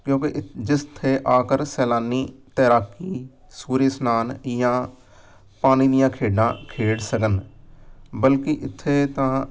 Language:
Punjabi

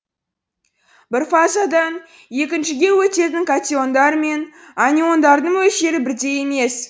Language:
Kazakh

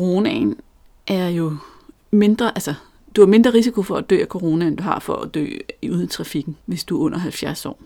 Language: Danish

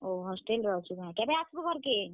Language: Odia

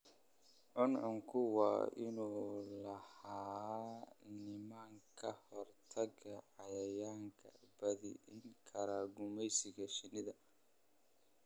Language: Somali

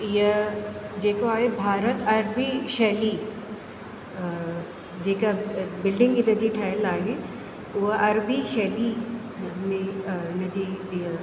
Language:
Sindhi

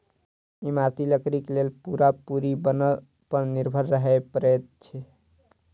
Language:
Maithili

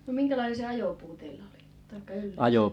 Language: Finnish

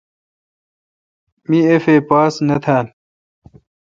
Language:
Kalkoti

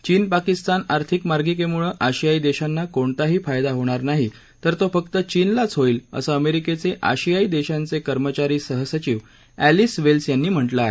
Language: Marathi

